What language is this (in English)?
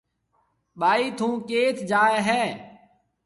Marwari (Pakistan)